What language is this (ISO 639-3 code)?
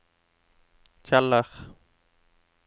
nor